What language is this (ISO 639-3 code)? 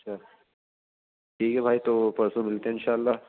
urd